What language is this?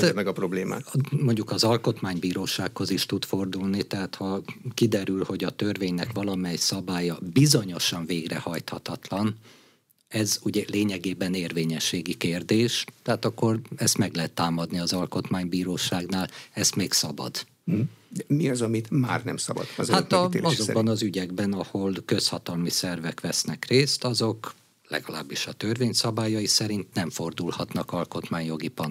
Hungarian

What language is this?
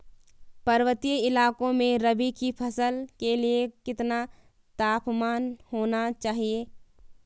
Hindi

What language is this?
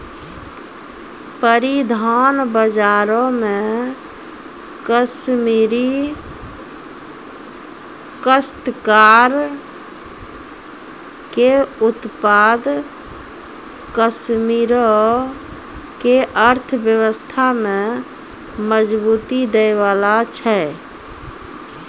Maithili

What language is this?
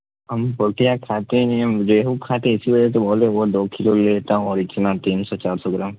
Urdu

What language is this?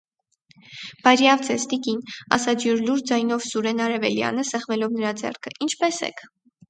Armenian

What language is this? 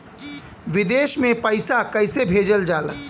Bhojpuri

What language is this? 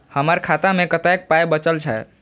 Maithili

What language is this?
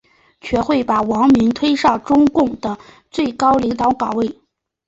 Chinese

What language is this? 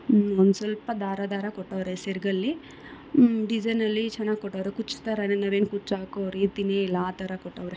Kannada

